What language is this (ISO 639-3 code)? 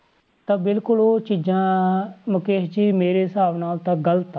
pan